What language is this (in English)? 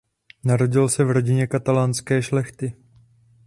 Czech